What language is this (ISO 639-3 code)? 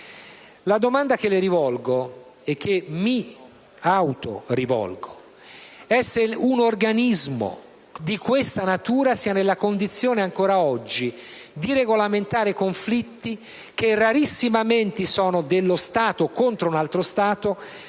ita